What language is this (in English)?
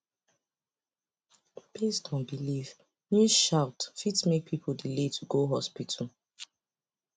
Nigerian Pidgin